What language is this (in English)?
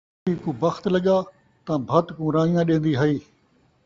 Saraiki